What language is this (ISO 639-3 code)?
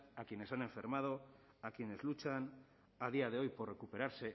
spa